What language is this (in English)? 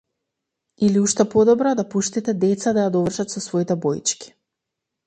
Macedonian